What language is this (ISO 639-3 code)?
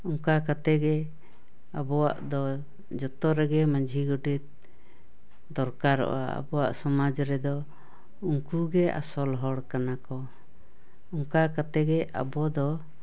sat